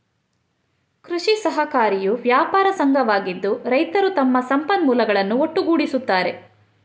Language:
Kannada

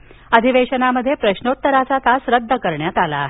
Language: Marathi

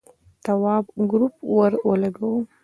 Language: Pashto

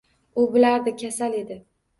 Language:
Uzbek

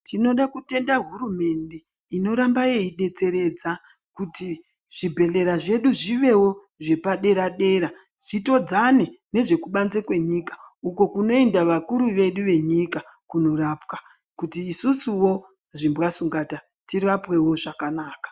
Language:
Ndau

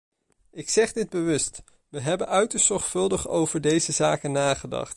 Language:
Dutch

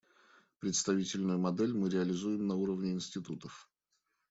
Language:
Russian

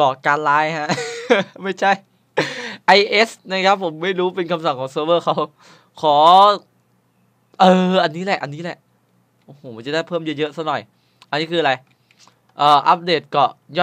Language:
Thai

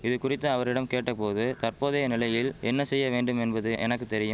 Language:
Tamil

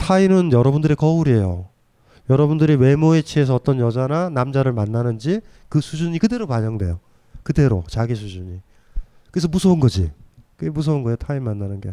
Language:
Korean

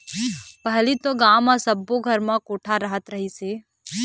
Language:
Chhattisgarhi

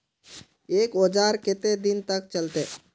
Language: Magahi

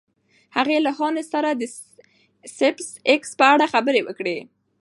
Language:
Pashto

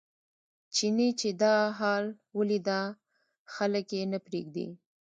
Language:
Pashto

